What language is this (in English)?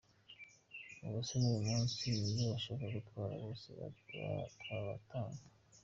Kinyarwanda